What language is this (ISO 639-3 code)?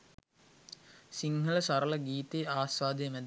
sin